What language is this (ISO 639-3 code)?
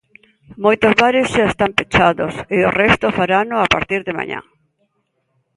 glg